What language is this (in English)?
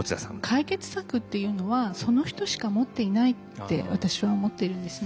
Japanese